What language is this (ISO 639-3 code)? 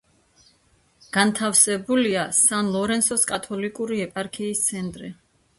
kat